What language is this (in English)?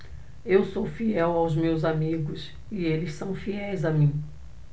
Portuguese